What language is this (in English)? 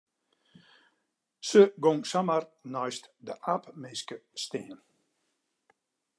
Western Frisian